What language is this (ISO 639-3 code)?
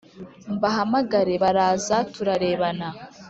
kin